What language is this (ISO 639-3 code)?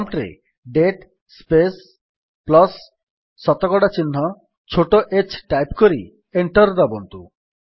ori